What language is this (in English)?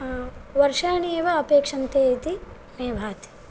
Sanskrit